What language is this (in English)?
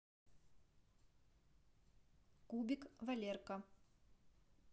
Russian